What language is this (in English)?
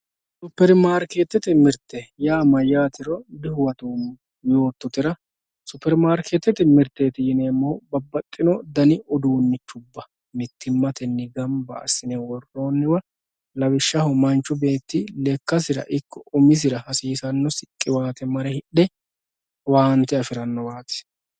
Sidamo